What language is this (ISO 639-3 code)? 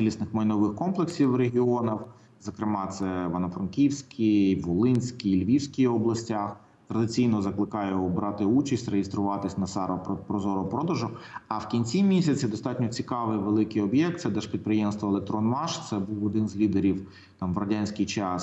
ukr